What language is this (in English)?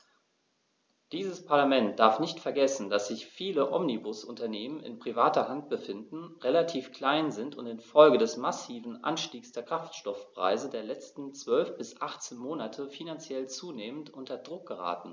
German